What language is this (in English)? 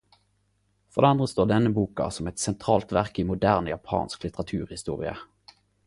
Norwegian Nynorsk